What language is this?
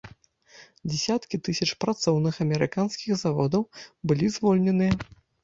Belarusian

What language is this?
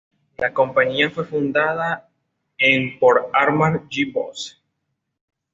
Spanish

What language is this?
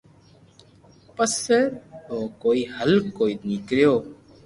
Loarki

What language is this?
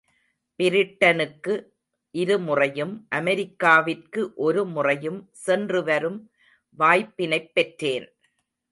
Tamil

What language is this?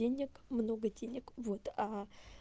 Russian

